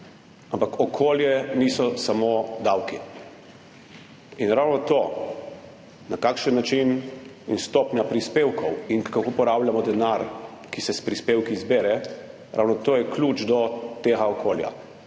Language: Slovenian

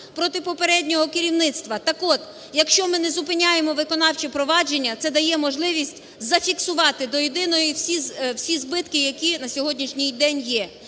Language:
Ukrainian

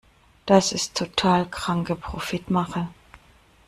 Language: German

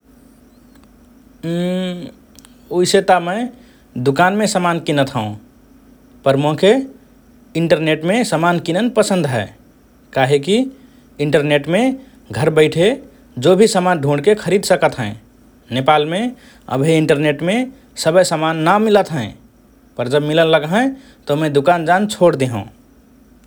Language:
Rana Tharu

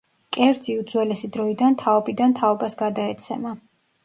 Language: Georgian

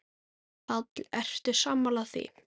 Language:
Icelandic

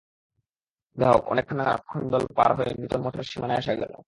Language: Bangla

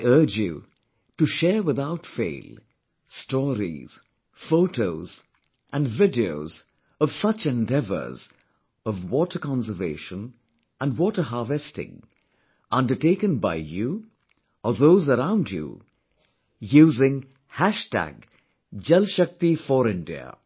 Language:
English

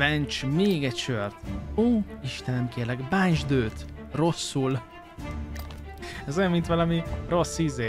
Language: Hungarian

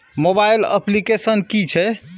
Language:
Maithili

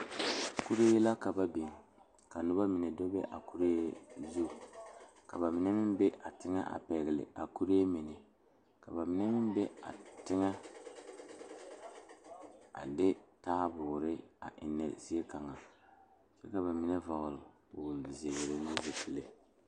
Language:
Southern Dagaare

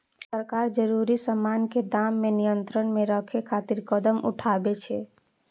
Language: Maithili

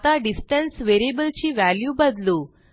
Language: Marathi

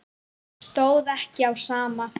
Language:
Icelandic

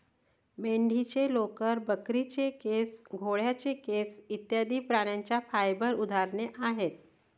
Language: Marathi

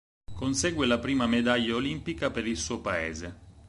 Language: Italian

